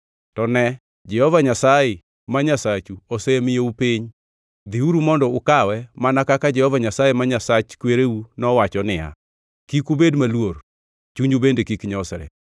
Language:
Luo (Kenya and Tanzania)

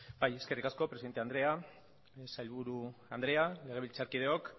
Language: Basque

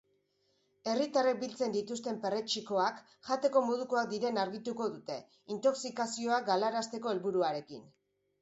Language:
Basque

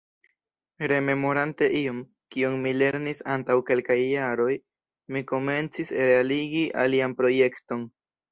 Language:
Esperanto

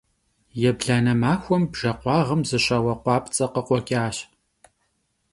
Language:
Kabardian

